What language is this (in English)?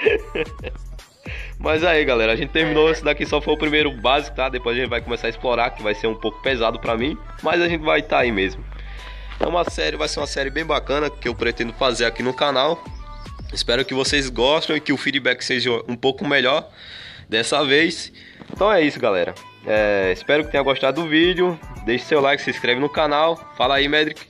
Portuguese